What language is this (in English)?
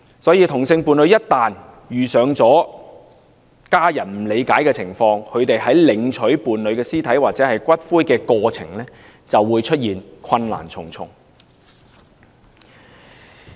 Cantonese